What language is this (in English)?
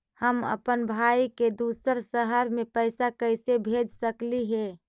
Magahi